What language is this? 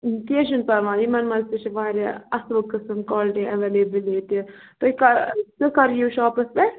Kashmiri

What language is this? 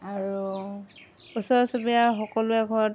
Assamese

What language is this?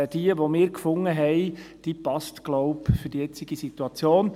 Swiss German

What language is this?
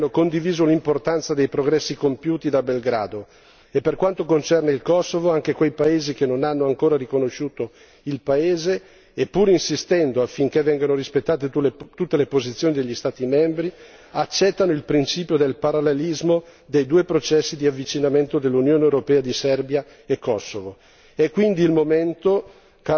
Italian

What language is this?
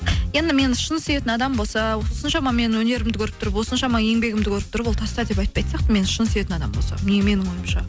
Kazakh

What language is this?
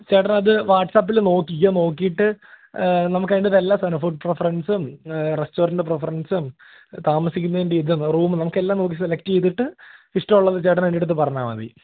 Malayalam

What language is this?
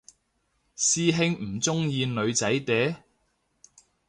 Cantonese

